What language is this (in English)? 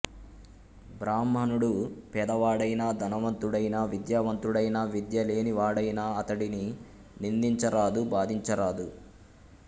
Telugu